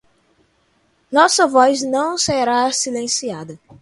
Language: Portuguese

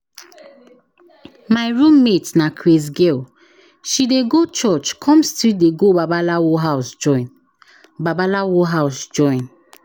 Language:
Nigerian Pidgin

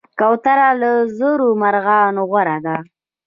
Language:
Pashto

